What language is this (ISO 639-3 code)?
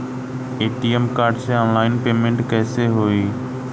bho